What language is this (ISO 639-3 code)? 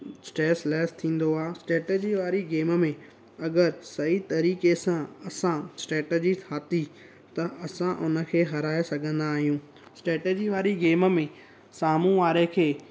snd